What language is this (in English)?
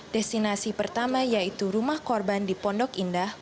Indonesian